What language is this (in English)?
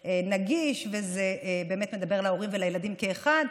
Hebrew